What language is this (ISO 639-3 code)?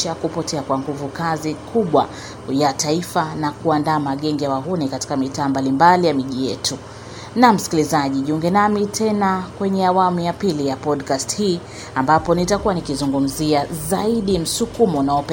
swa